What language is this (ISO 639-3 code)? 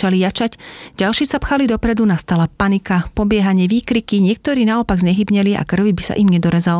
slk